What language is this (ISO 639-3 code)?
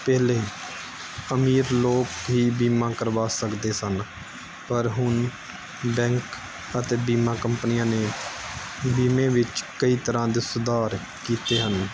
pan